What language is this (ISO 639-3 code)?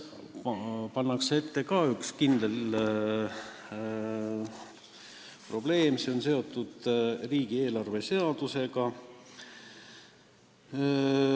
est